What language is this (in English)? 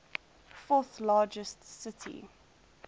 English